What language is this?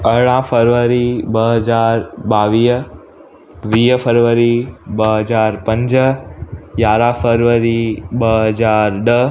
Sindhi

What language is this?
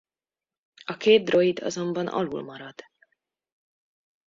Hungarian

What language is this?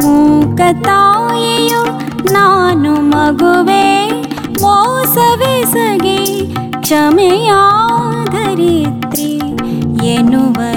Kannada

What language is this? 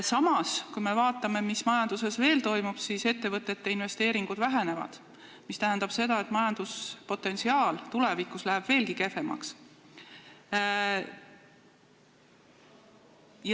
Estonian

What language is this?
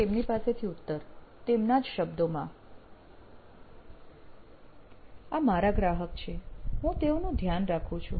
Gujarati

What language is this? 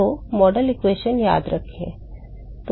Hindi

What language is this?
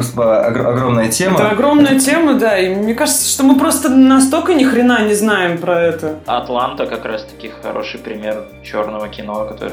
Russian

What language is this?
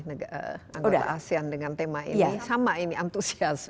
Indonesian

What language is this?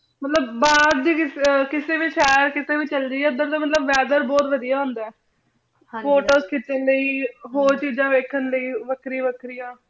Punjabi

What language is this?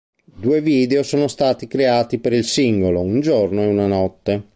Italian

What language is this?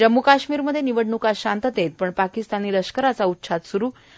Marathi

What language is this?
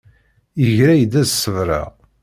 Kabyle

